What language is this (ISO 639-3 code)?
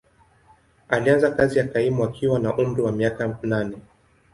swa